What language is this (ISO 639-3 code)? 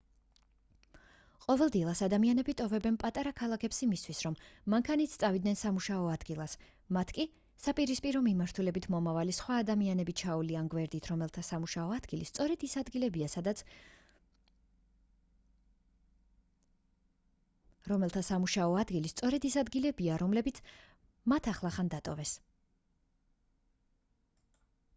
kat